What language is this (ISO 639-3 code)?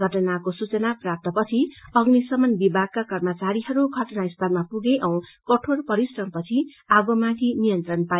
nep